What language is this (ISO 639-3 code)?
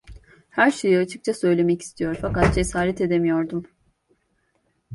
tur